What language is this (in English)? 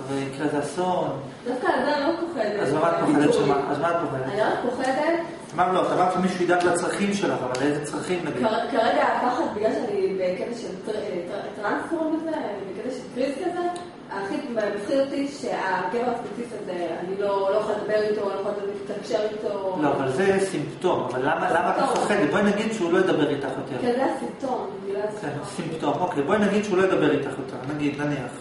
Hebrew